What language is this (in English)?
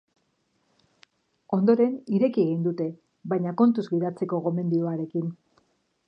Basque